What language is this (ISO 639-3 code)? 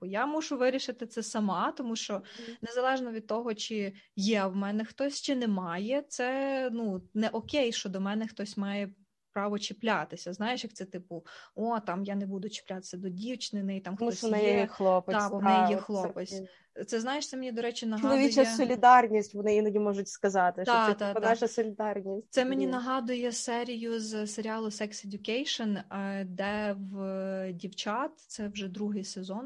ukr